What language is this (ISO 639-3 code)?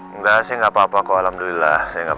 ind